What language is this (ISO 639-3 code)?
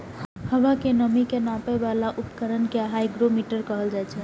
mai